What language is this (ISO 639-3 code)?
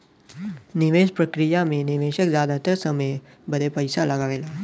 bho